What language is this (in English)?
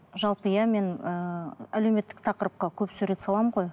Kazakh